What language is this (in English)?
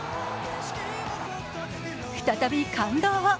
Japanese